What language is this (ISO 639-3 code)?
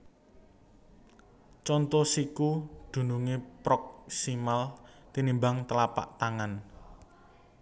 jav